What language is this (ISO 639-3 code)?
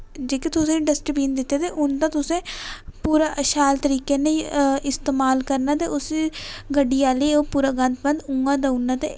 doi